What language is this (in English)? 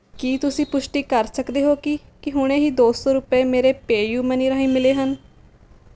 Punjabi